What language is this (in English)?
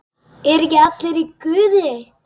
Icelandic